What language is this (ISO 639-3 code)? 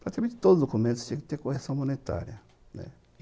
por